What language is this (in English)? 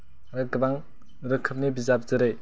Bodo